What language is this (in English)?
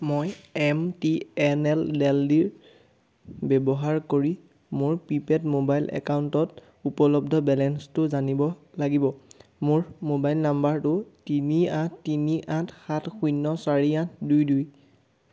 Assamese